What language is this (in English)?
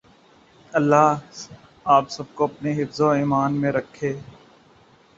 Urdu